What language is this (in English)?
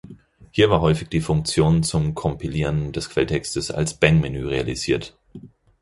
German